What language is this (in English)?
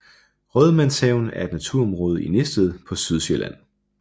Danish